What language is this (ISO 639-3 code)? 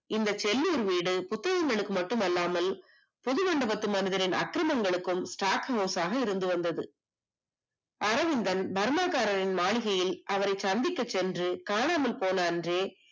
tam